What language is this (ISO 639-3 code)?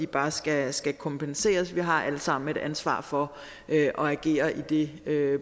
dan